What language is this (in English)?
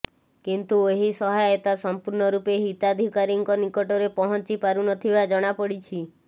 Odia